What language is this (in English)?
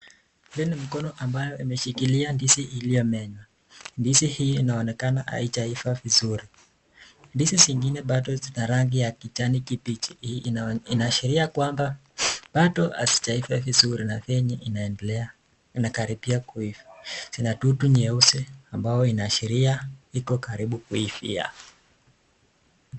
Swahili